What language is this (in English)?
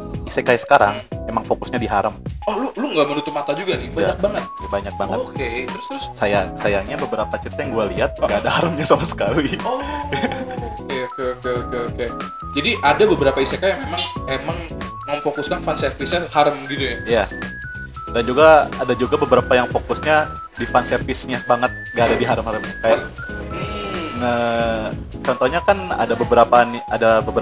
Indonesian